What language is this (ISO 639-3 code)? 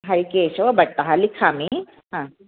san